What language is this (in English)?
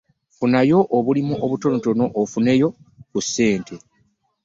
Ganda